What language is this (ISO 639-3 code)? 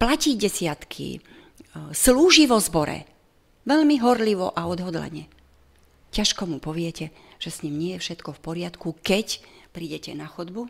slk